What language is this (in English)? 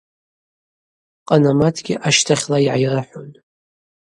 Abaza